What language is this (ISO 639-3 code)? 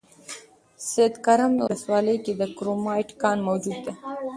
pus